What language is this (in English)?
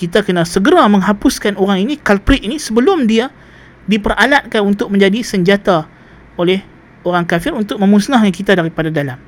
Malay